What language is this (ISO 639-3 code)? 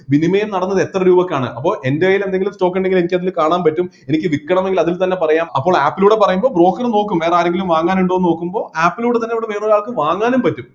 mal